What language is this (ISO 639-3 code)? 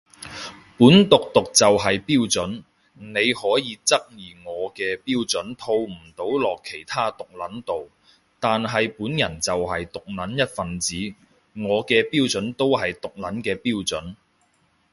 yue